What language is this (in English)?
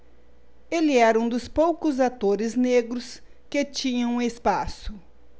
Portuguese